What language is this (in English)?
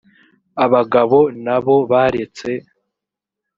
Kinyarwanda